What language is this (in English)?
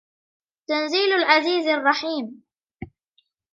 Arabic